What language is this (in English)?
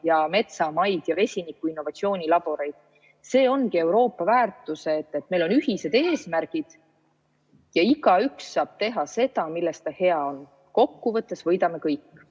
Estonian